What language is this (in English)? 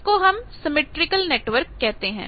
Hindi